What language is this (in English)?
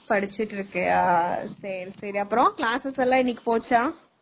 Tamil